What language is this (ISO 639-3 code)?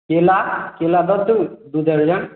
mai